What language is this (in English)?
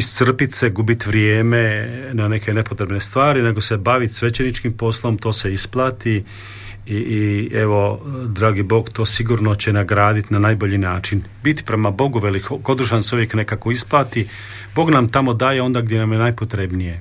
Croatian